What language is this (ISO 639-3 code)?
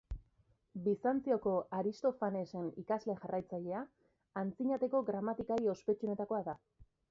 eus